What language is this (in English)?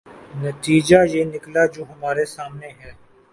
Urdu